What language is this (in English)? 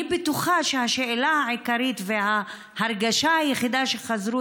Hebrew